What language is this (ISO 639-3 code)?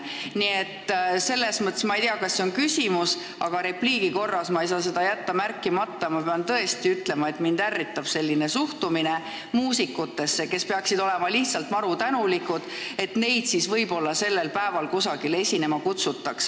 est